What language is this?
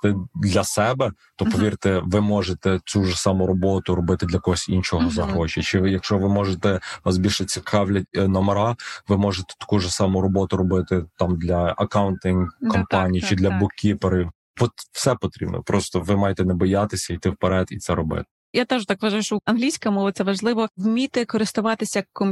Ukrainian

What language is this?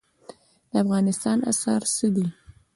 Pashto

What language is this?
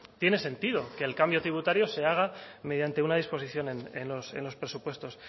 Spanish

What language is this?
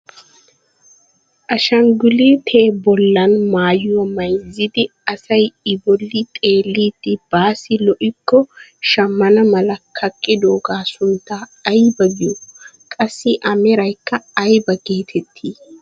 Wolaytta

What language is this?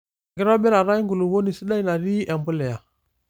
Masai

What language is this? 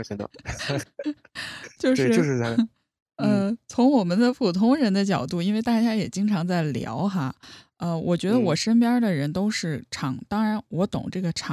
Chinese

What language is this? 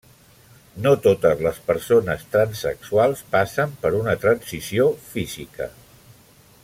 Catalan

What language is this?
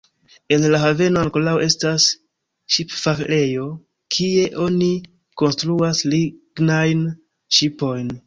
Esperanto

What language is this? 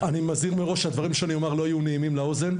Hebrew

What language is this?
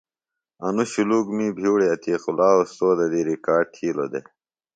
Phalura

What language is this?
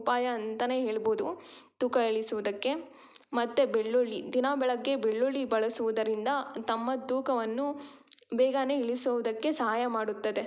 Kannada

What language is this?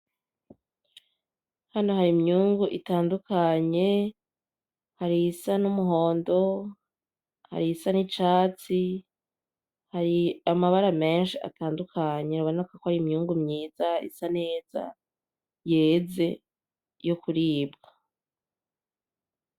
Rundi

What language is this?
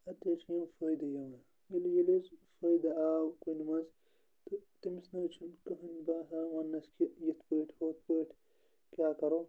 Kashmiri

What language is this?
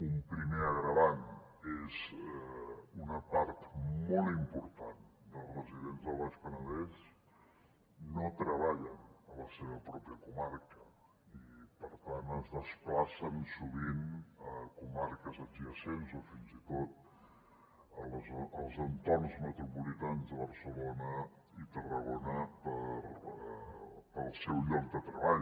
Catalan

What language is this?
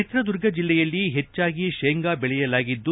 Kannada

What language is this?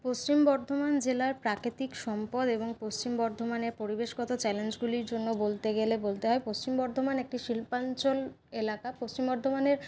Bangla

